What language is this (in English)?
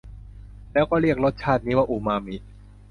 Thai